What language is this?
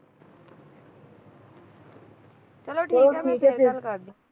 Punjabi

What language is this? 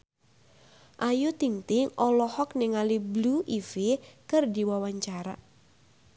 Sundanese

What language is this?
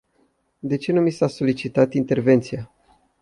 Romanian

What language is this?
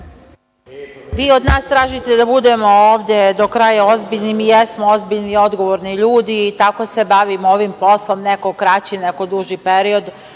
Serbian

